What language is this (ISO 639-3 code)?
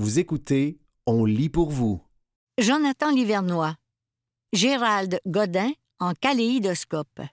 fra